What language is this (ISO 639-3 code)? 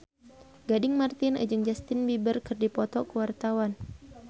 sun